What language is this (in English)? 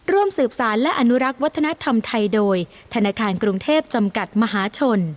Thai